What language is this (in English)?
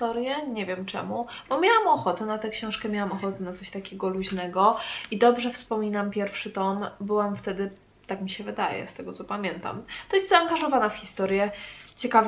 Polish